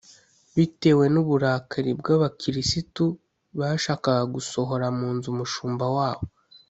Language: Kinyarwanda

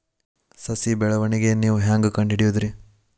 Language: Kannada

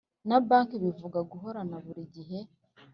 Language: Kinyarwanda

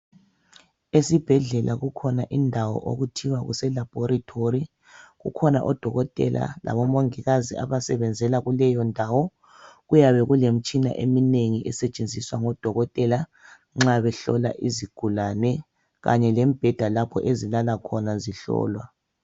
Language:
North Ndebele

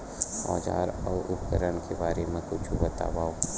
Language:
Chhattisgarhi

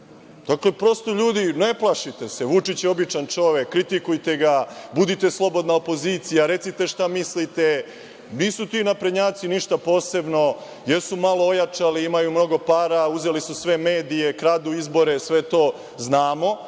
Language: Serbian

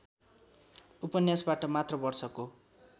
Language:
Nepali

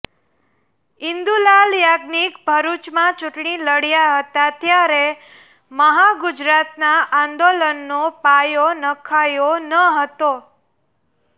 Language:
Gujarati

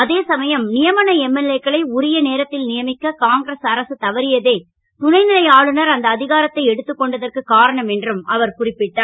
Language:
Tamil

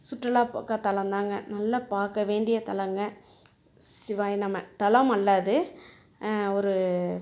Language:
Tamil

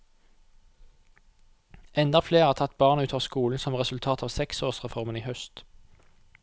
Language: Norwegian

